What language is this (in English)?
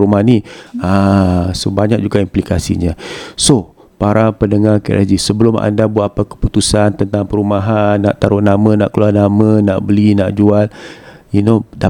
Malay